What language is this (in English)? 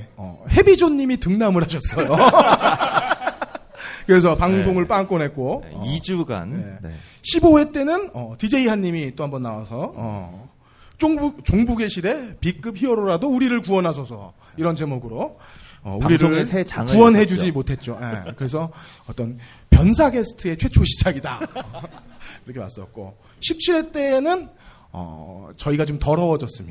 Korean